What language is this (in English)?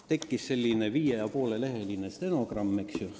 Estonian